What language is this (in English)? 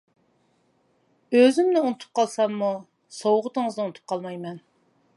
Uyghur